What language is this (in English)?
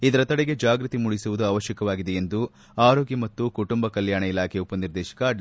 Kannada